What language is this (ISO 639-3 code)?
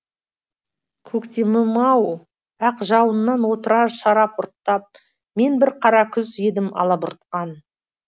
kaz